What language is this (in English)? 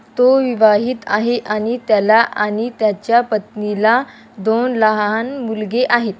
Marathi